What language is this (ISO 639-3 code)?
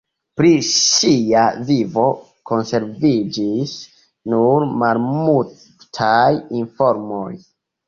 epo